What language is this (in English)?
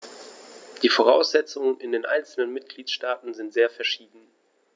German